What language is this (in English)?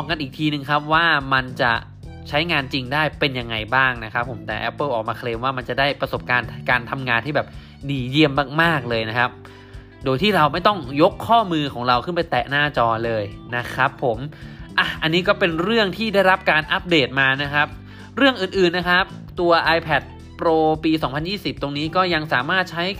Thai